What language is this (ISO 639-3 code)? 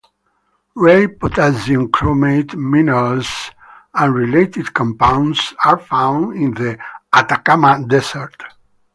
eng